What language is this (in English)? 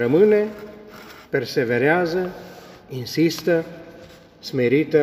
Romanian